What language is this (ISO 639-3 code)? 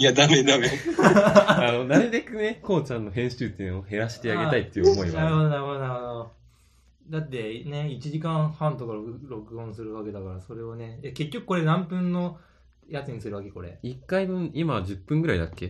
jpn